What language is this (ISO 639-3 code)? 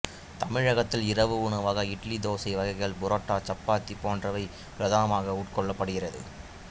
tam